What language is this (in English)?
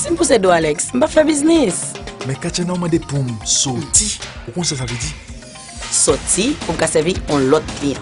French